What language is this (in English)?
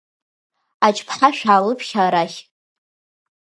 Abkhazian